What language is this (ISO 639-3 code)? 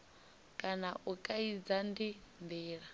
ven